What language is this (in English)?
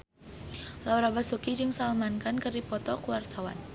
Sundanese